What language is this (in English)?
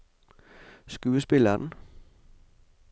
Norwegian